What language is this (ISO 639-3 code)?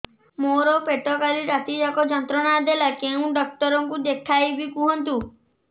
ori